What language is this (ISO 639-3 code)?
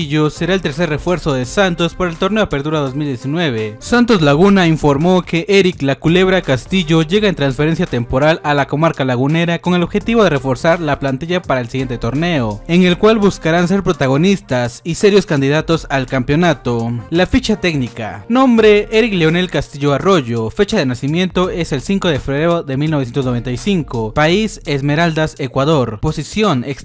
spa